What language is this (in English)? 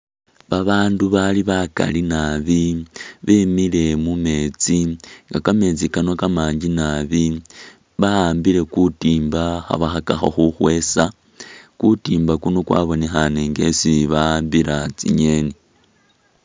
Masaaba